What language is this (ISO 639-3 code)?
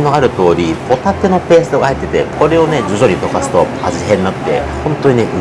jpn